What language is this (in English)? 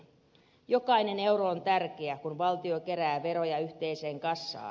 Finnish